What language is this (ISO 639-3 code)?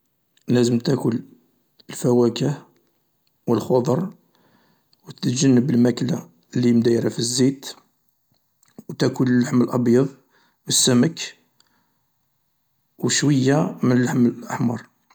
arq